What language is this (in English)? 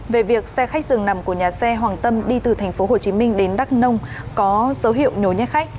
Vietnamese